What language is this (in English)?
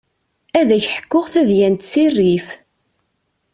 Kabyle